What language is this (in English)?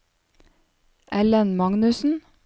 Norwegian